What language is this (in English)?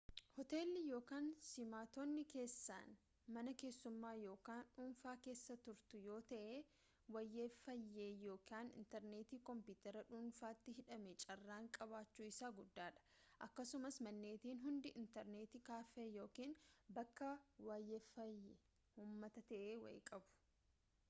Oromo